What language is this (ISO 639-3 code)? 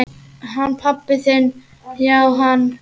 isl